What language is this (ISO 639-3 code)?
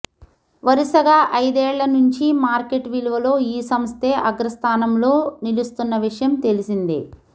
tel